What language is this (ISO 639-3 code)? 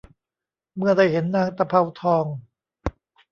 tha